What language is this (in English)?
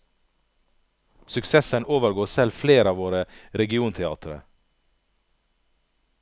Norwegian